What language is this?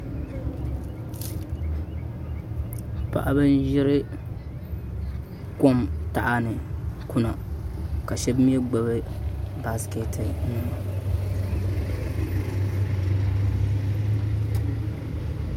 Dagbani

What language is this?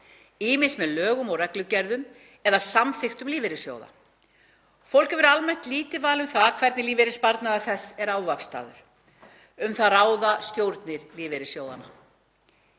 Icelandic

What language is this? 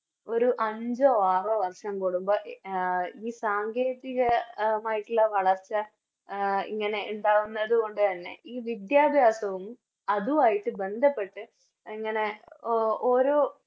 Malayalam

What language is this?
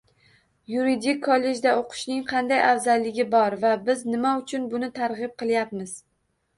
Uzbek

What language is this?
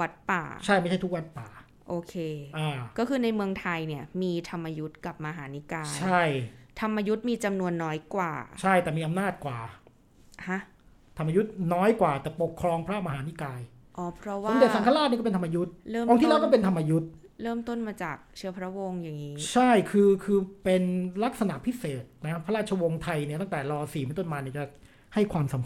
Thai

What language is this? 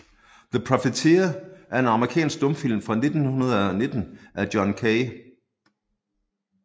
Danish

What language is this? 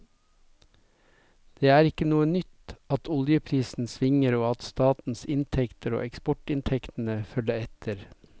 Norwegian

